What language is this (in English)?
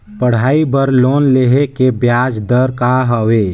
Chhattisgarhi